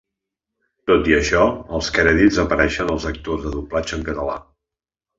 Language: Catalan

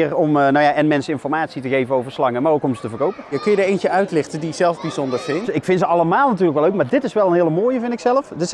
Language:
Dutch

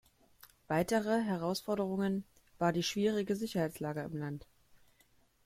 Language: German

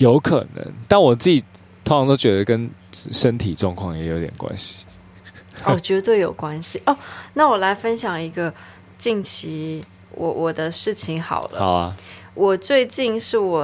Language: Chinese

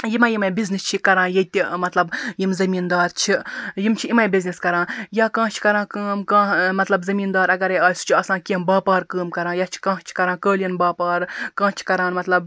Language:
Kashmiri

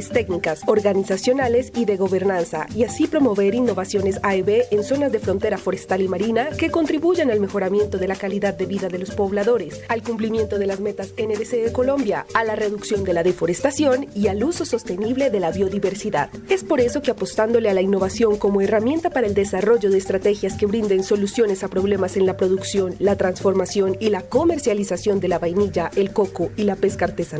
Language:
Spanish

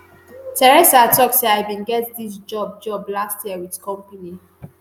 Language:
Nigerian Pidgin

